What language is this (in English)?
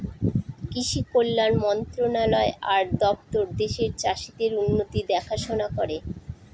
Bangla